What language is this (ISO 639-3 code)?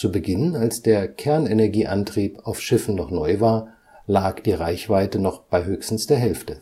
deu